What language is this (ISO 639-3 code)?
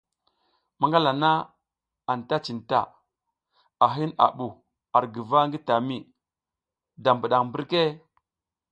giz